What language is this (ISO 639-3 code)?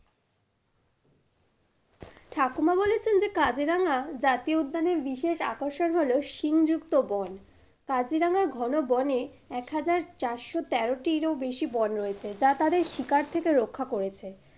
ben